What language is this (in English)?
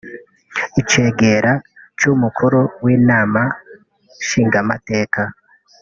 Kinyarwanda